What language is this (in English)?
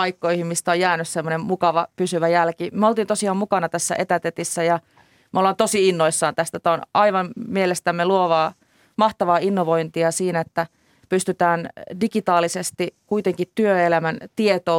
Finnish